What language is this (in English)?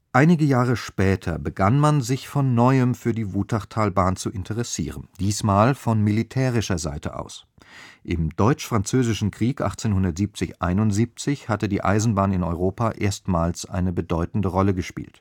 German